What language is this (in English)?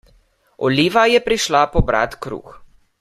Slovenian